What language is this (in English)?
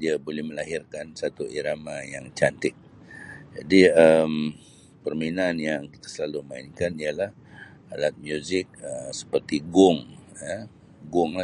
Sabah Malay